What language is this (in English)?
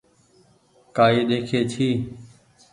Goaria